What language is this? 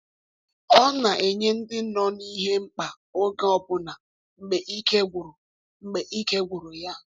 Igbo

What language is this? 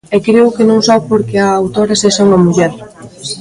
Galician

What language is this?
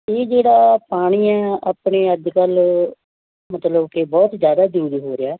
Punjabi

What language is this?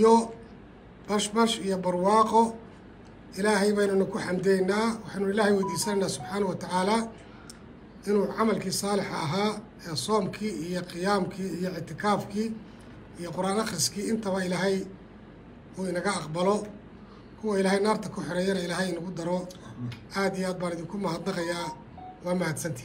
Arabic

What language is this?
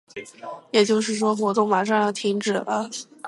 Chinese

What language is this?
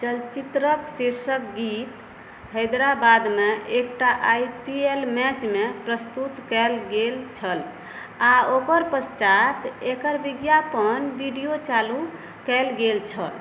Maithili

